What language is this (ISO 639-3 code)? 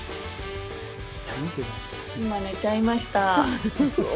jpn